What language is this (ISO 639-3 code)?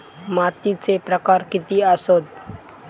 mar